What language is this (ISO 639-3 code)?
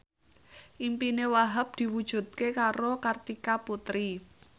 jav